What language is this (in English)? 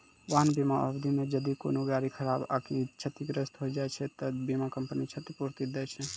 Maithili